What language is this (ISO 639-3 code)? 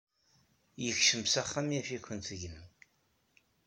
kab